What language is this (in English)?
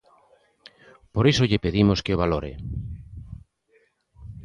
Galician